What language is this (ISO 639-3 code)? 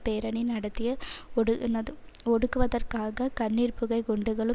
tam